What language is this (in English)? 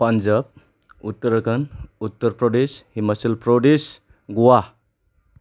Bodo